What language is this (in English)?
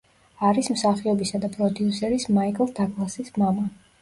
Georgian